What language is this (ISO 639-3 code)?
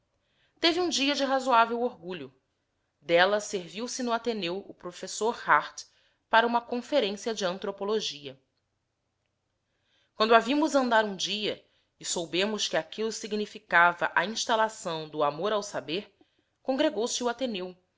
por